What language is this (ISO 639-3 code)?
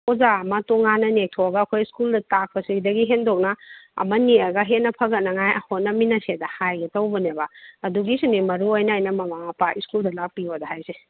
mni